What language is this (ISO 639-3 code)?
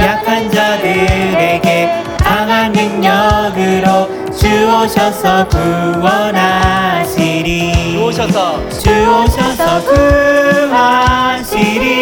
kor